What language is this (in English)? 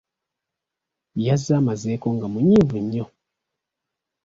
Ganda